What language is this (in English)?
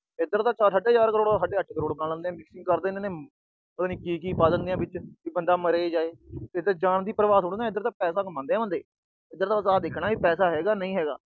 Punjabi